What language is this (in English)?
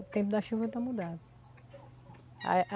Portuguese